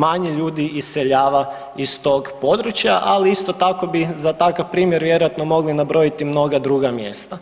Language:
Croatian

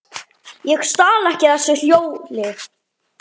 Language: Icelandic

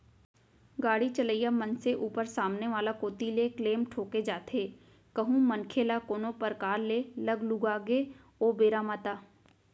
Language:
Chhattisgarhi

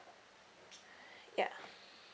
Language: English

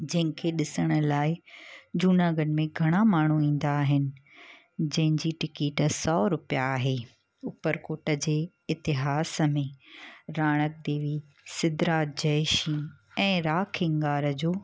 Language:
Sindhi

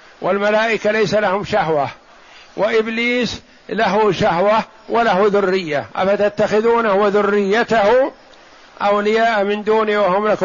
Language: Arabic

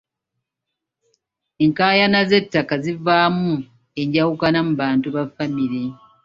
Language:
Ganda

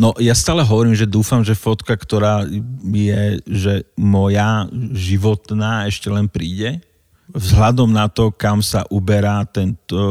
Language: Slovak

